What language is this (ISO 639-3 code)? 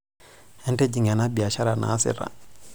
mas